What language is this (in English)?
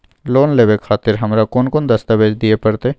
Maithili